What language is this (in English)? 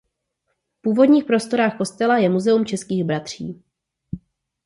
Czech